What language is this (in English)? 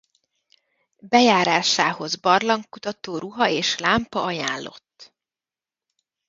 Hungarian